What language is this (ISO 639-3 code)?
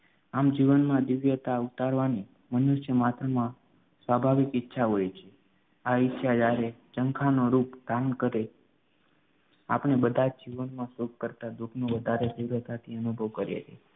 guj